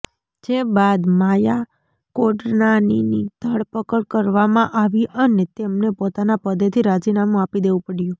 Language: Gujarati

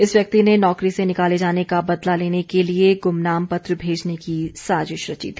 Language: Hindi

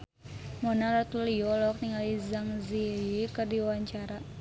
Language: Sundanese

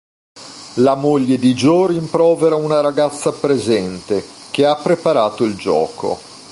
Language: Italian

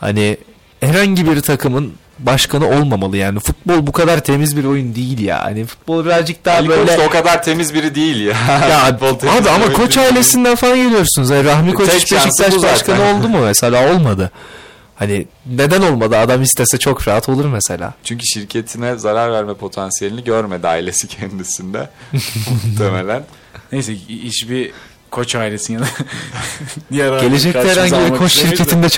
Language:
Turkish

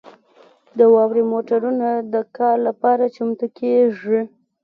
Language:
Pashto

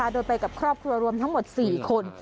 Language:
Thai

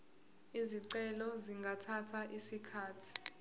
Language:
Zulu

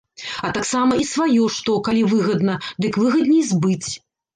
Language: Belarusian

